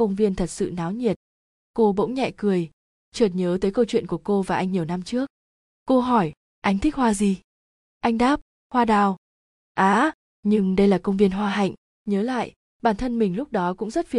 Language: Vietnamese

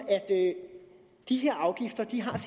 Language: Danish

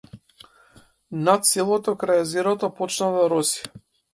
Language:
Macedonian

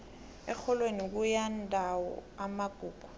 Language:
South Ndebele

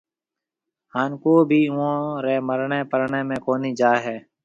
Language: Marwari (Pakistan)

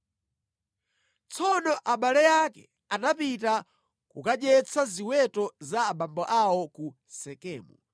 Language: Nyanja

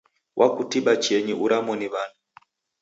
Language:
Taita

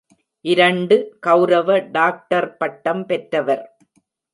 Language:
Tamil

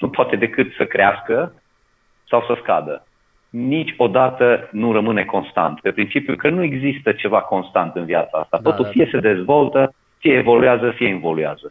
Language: Romanian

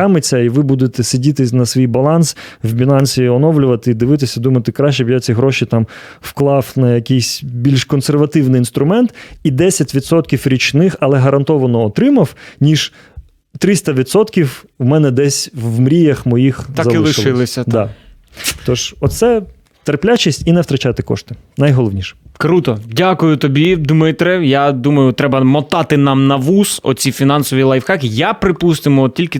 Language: Ukrainian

